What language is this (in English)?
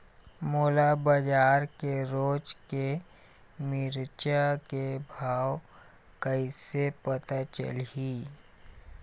Chhattisgarhi